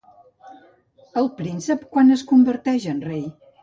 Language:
Catalan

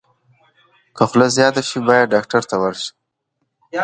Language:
Pashto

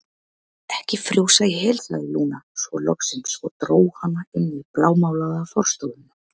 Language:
Icelandic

